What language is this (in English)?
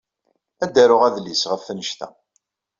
Kabyle